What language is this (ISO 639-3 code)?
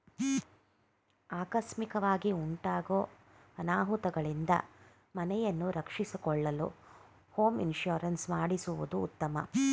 kan